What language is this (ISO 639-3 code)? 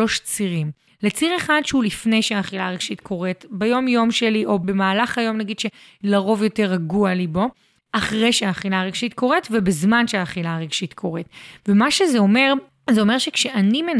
heb